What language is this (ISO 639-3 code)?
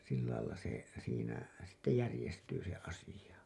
fin